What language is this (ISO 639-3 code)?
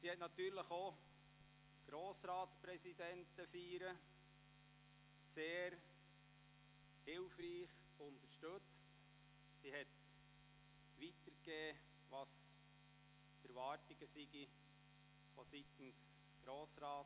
gsw